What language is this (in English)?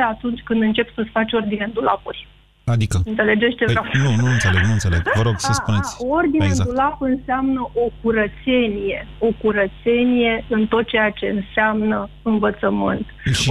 Romanian